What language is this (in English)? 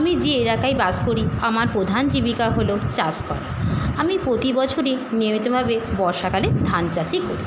Bangla